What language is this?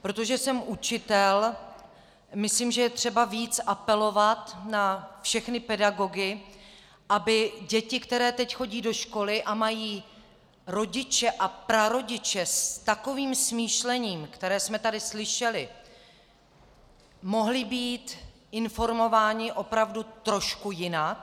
Czech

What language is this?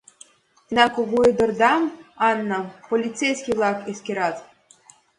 Mari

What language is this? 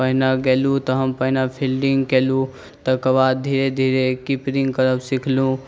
Maithili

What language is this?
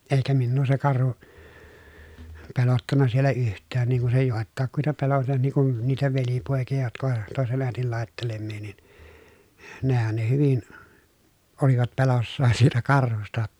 Finnish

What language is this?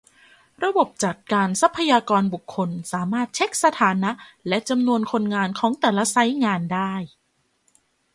Thai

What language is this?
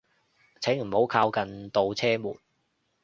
Cantonese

